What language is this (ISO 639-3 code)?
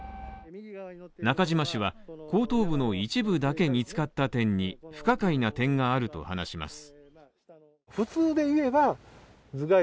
jpn